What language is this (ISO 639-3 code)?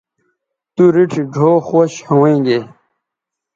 btv